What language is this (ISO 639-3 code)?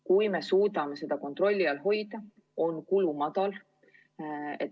est